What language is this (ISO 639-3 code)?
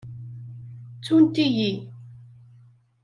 kab